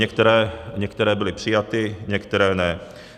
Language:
Czech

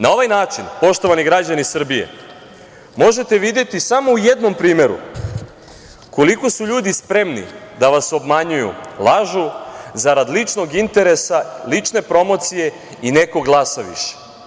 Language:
Serbian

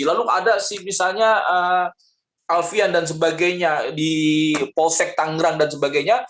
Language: Indonesian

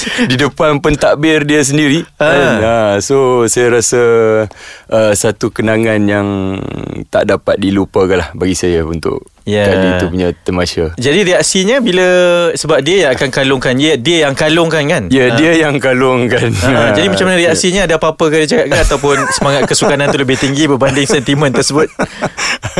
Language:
Malay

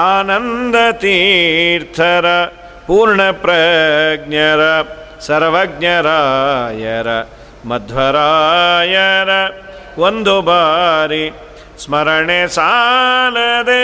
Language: Kannada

